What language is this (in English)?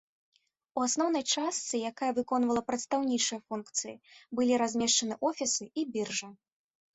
Belarusian